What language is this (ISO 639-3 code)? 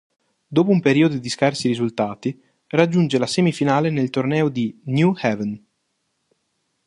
ita